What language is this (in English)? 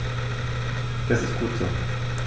German